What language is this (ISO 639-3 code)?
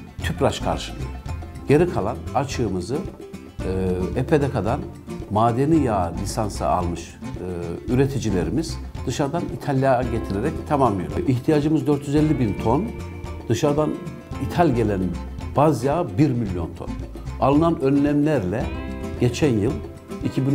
tur